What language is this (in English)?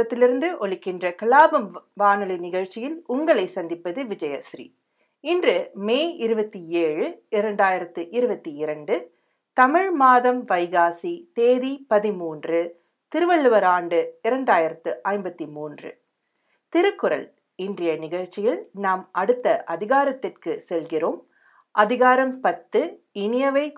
Tamil